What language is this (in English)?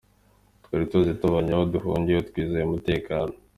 Kinyarwanda